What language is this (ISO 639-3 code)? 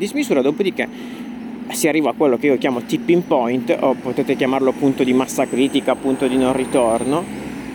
ita